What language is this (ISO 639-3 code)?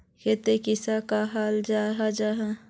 mag